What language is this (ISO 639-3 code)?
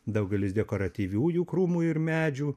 lit